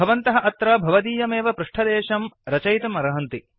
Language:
Sanskrit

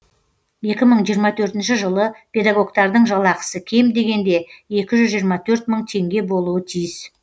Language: Kazakh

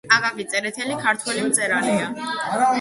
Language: Georgian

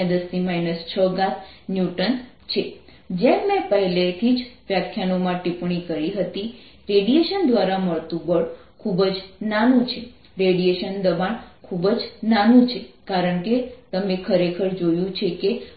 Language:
Gujarati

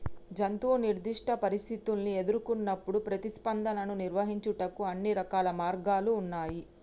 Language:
Telugu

